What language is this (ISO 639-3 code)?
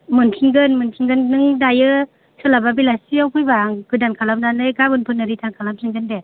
brx